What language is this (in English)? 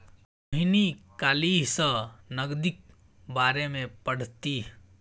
Maithili